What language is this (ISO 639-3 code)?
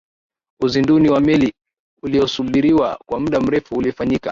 swa